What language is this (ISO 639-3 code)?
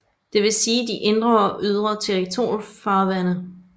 dan